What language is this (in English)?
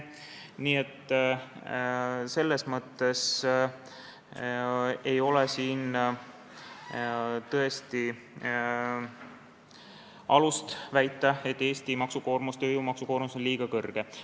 Estonian